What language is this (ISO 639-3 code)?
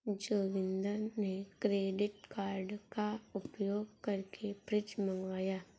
hin